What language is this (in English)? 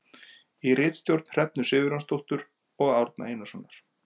Icelandic